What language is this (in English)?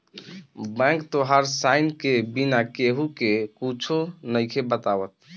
Bhojpuri